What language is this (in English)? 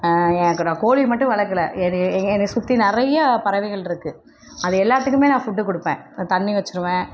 Tamil